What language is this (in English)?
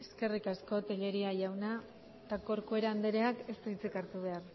Basque